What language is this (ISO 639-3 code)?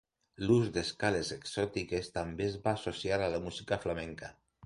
cat